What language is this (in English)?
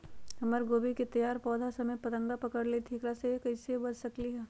Magahi